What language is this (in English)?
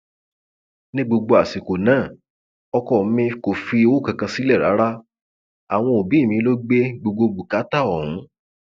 Yoruba